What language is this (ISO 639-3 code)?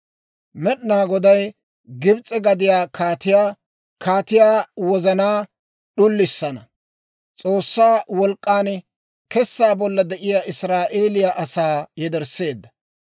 dwr